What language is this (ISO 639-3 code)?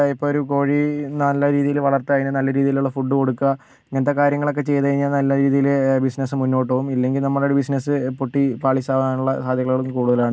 mal